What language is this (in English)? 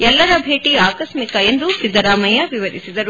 Kannada